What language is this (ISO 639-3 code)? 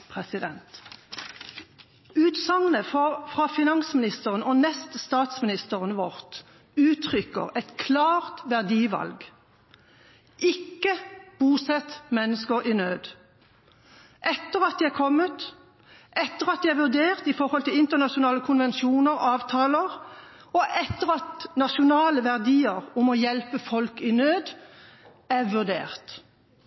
nob